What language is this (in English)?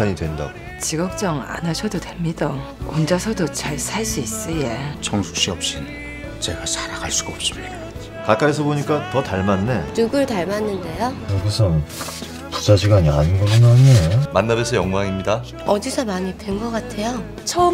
Korean